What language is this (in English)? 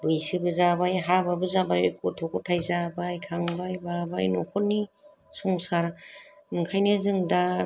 Bodo